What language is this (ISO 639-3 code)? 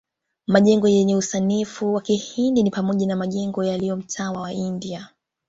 swa